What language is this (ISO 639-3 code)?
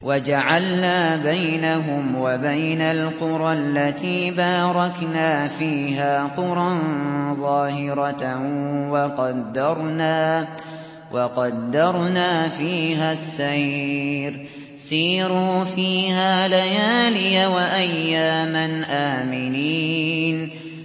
ara